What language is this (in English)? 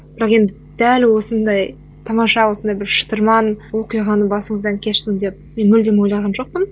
Kazakh